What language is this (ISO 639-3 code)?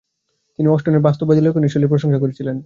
ben